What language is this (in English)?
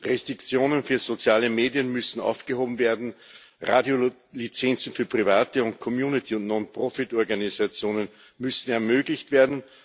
German